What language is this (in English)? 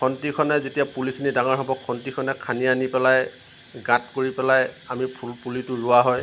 Assamese